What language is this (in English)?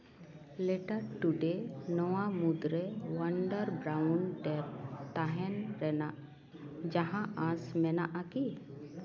Santali